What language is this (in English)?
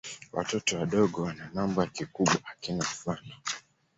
Swahili